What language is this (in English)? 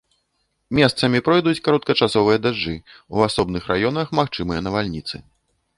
Belarusian